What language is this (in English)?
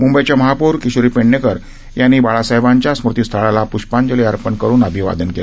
Marathi